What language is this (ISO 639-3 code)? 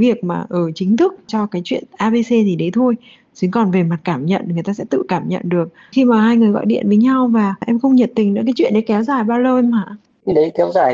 vie